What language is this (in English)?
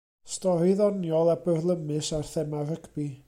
Welsh